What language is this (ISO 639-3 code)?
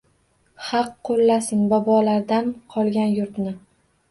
uzb